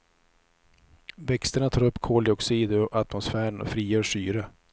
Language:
Swedish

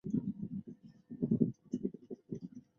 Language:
Chinese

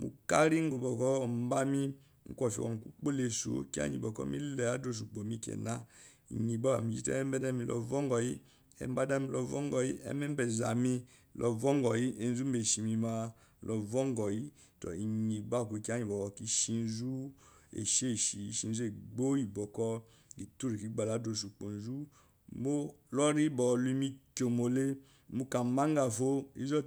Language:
Eloyi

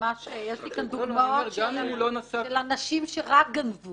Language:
Hebrew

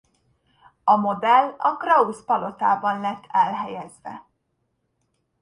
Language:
Hungarian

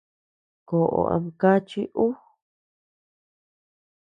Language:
Tepeuxila Cuicatec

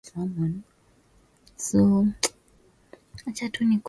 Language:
Swahili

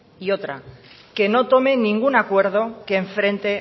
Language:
Spanish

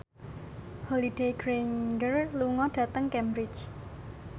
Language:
Javanese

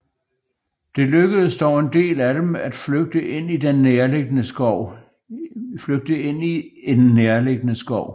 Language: Danish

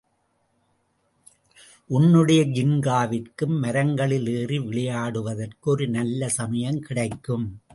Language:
Tamil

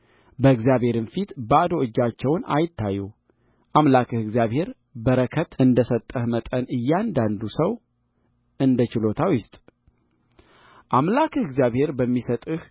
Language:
Amharic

